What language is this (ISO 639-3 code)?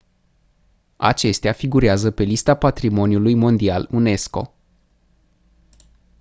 ron